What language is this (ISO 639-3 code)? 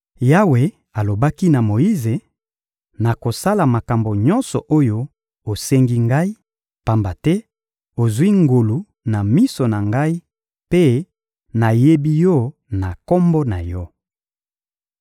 lin